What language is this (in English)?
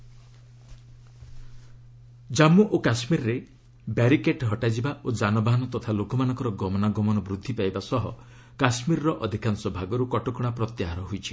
Odia